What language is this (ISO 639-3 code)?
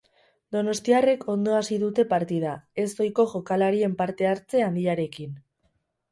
eus